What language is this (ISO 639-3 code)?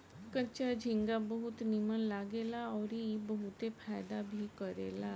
bho